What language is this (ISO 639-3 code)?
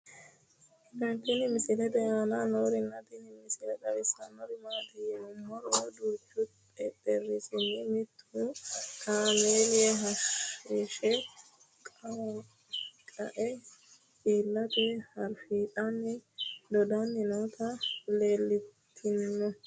sid